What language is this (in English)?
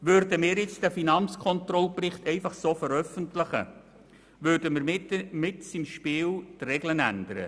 Swiss German